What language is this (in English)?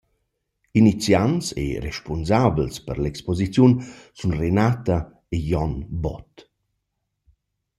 Romansh